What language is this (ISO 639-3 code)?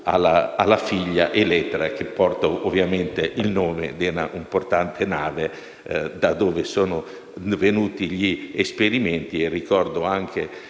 ita